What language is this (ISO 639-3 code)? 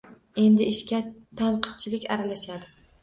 uzb